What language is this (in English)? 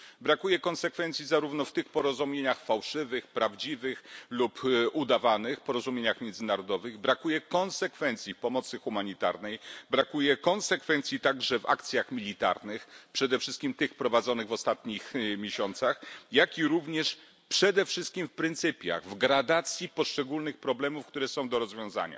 Polish